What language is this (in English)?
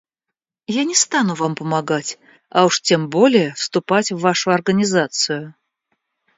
Russian